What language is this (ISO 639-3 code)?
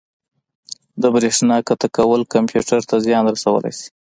pus